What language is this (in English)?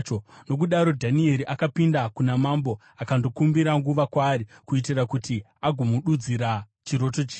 Shona